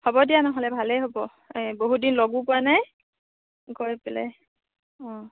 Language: Assamese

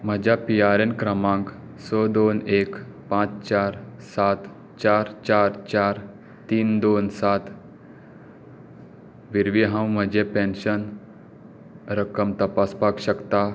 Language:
Konkani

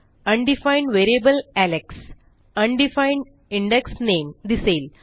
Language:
Marathi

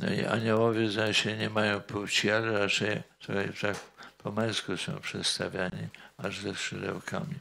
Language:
Polish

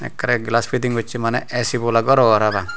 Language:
Chakma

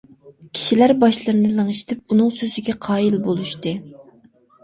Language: Uyghur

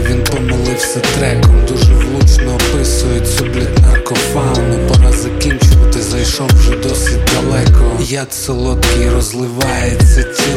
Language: Ukrainian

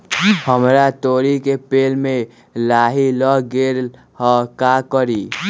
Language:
Magahi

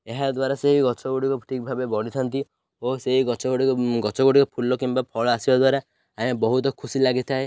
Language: Odia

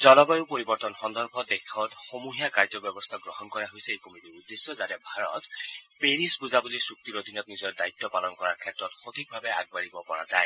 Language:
Assamese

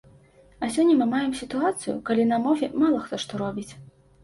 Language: Belarusian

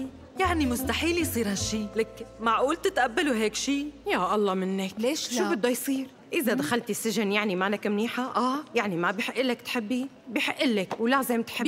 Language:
Arabic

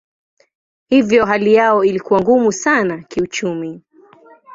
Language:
Swahili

